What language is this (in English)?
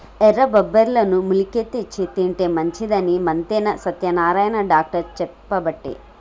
Telugu